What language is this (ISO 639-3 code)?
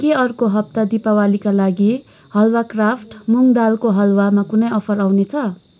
nep